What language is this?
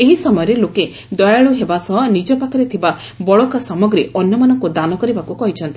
Odia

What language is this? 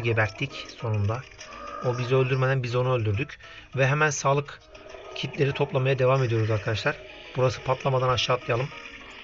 Turkish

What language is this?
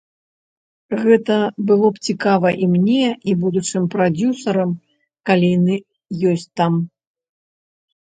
Belarusian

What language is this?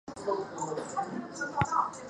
Chinese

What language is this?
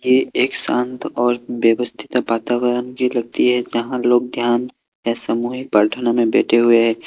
Hindi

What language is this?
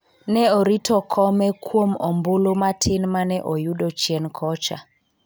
Luo (Kenya and Tanzania)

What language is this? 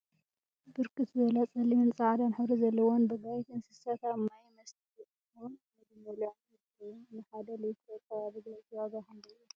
Tigrinya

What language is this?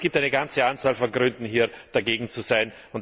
German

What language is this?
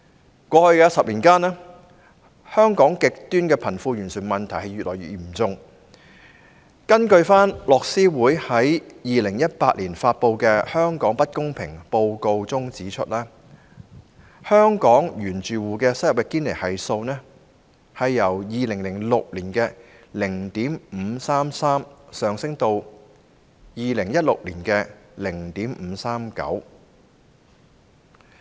Cantonese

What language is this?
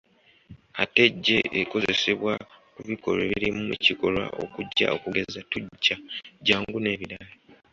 Ganda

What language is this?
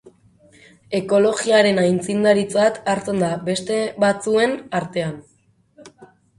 Basque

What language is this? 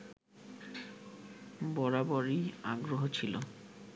Bangla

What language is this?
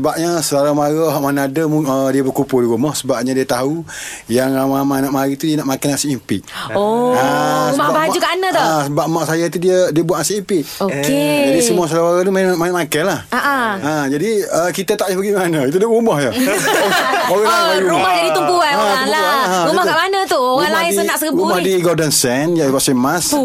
Malay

